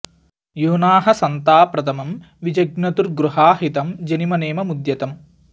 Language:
Sanskrit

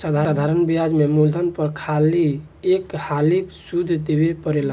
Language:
Bhojpuri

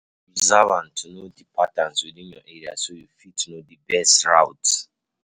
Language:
Nigerian Pidgin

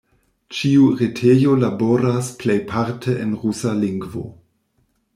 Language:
Esperanto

